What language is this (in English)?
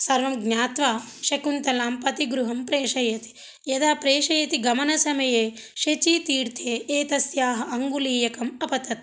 Sanskrit